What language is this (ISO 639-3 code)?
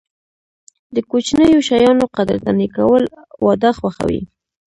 pus